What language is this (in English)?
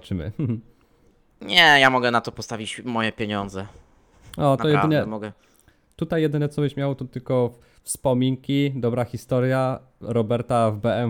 Polish